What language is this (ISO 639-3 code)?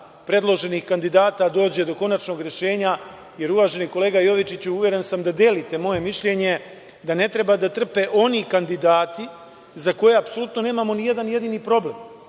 srp